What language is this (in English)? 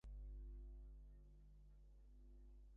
Bangla